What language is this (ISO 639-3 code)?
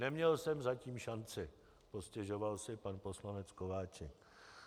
ces